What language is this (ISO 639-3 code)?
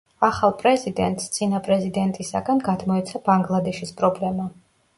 kat